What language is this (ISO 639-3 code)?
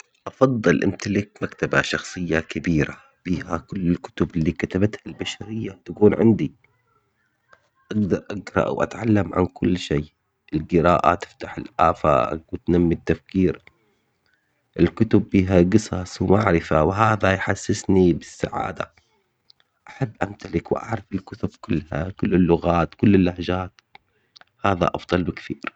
acx